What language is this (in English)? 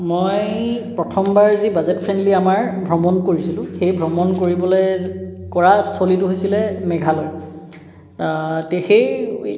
Assamese